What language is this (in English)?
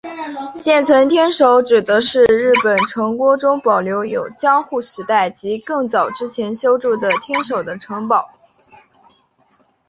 Chinese